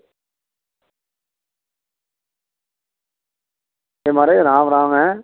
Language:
Dogri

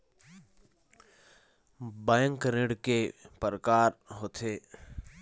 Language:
Chhattisgarhi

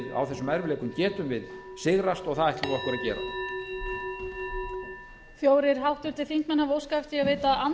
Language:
Icelandic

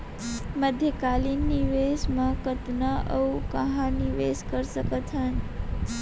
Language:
Chhattisgarhi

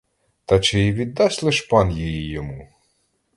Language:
Ukrainian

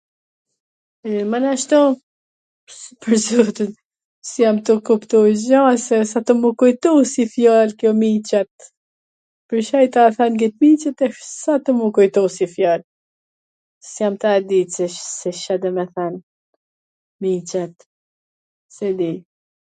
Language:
Gheg Albanian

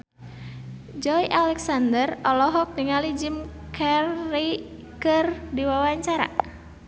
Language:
Sundanese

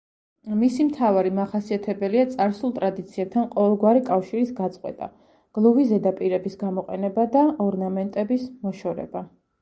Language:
Georgian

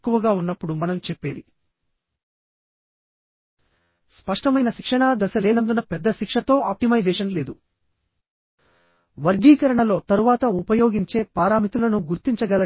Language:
Telugu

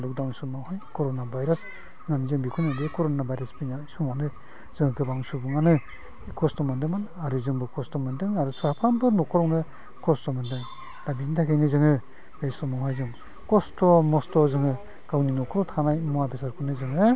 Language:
Bodo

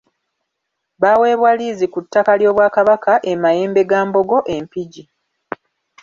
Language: Ganda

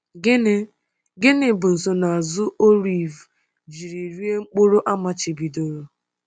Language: Igbo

